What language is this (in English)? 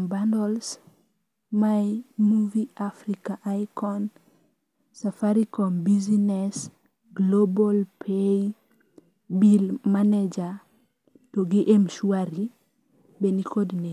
Luo (Kenya and Tanzania)